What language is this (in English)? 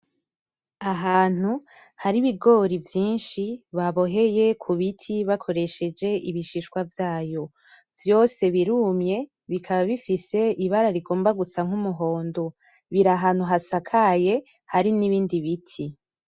Rundi